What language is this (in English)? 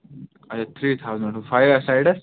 Kashmiri